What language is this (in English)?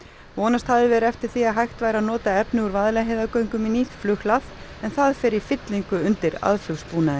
Icelandic